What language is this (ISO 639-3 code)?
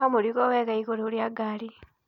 kik